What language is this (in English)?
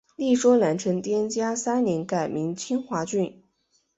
Chinese